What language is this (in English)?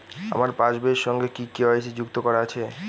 Bangla